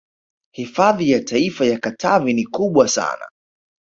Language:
Swahili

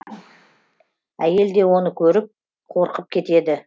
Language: Kazakh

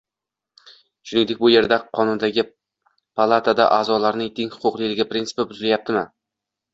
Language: Uzbek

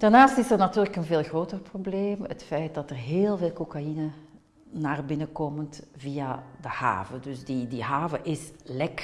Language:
Dutch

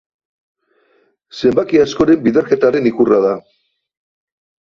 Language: Basque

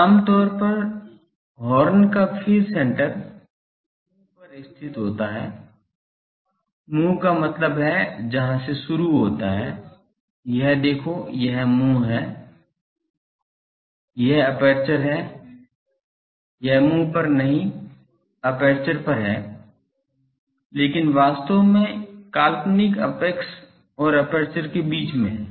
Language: Hindi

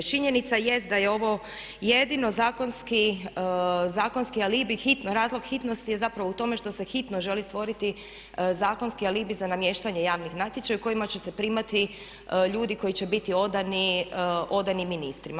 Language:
Croatian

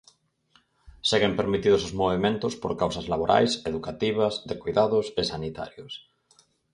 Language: Galician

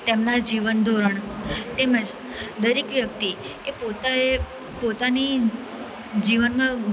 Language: Gujarati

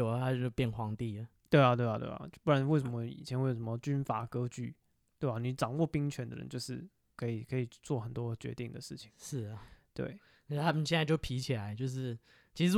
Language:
Chinese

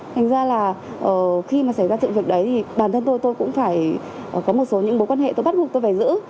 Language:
Vietnamese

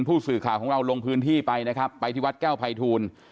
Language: Thai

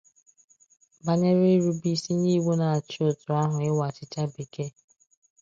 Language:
Igbo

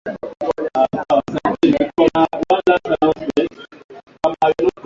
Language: Swahili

